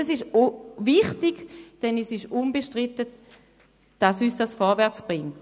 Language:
Swiss German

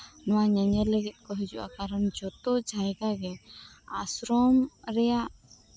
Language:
Santali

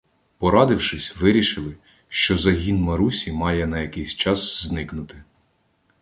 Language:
Ukrainian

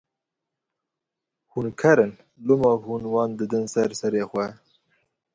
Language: Kurdish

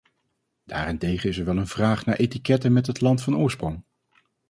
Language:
Dutch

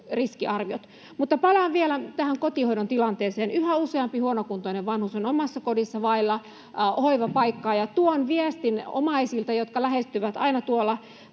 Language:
Finnish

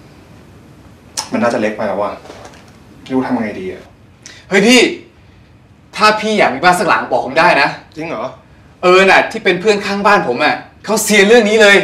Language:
Thai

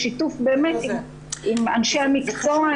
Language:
Hebrew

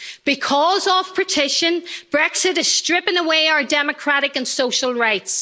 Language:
English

